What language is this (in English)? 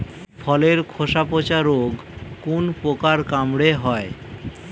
Bangla